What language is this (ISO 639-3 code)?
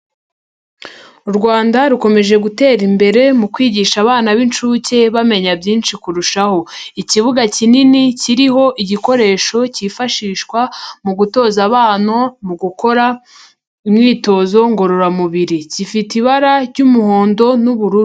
kin